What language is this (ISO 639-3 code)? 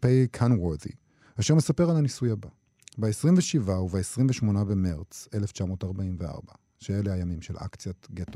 heb